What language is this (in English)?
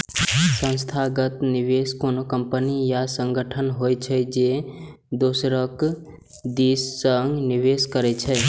Maithili